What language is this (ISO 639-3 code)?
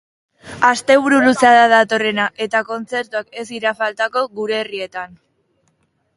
eus